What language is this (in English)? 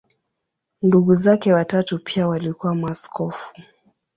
Swahili